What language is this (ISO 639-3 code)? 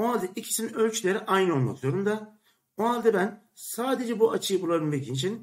tur